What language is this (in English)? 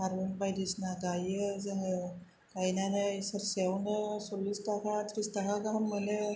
Bodo